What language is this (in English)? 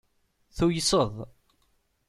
Kabyle